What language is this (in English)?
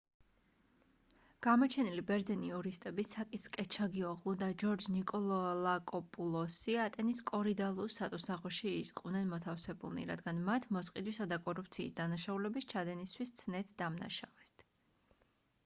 Georgian